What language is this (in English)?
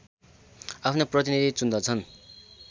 Nepali